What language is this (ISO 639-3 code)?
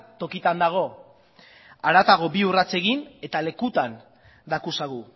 eus